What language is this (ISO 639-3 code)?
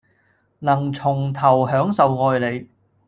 yue